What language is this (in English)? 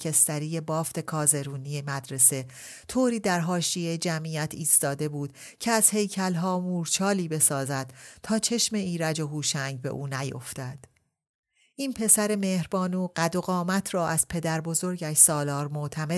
Persian